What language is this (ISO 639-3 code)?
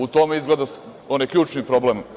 srp